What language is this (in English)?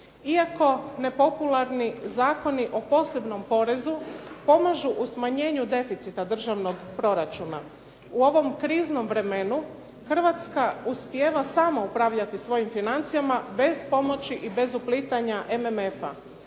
Croatian